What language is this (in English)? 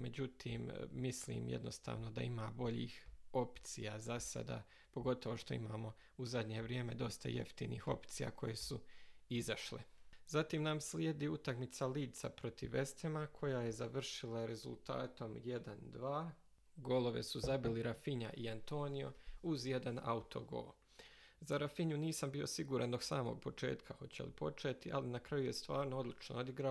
Croatian